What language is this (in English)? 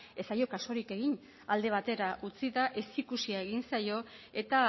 Basque